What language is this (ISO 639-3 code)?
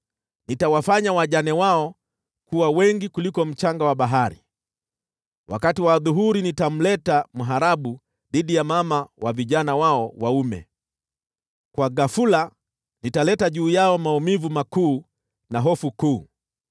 swa